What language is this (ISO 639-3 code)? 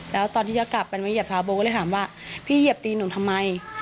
tha